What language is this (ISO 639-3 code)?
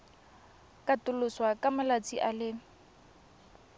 tsn